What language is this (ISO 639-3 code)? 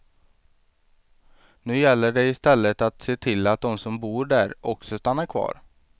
swe